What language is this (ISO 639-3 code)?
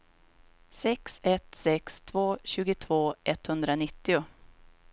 swe